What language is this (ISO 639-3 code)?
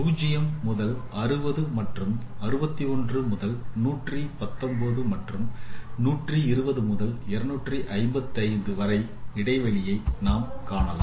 tam